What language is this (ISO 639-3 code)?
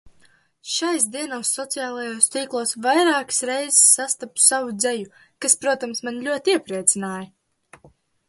lav